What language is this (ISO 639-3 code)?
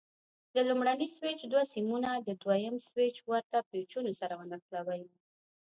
pus